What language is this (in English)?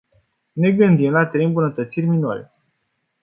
Romanian